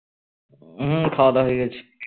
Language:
Bangla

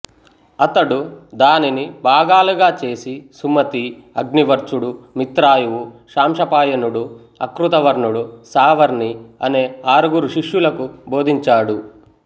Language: Telugu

